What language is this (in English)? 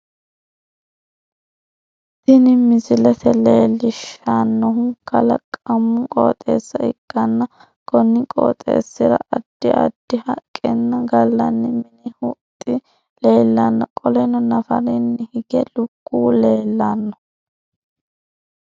Sidamo